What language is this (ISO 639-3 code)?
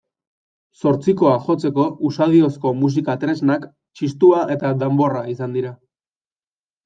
eus